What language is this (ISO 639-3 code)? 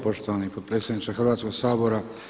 hrv